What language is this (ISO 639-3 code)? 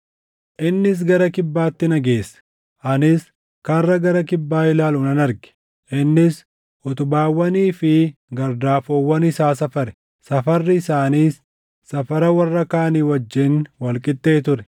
orm